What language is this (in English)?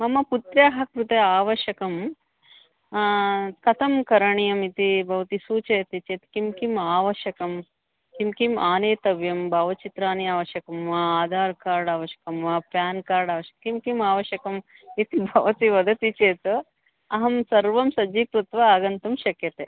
Sanskrit